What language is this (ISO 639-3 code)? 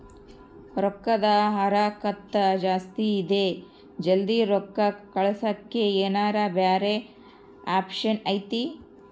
kan